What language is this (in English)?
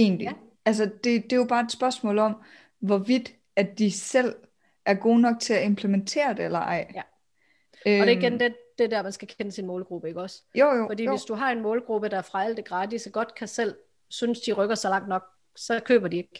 Danish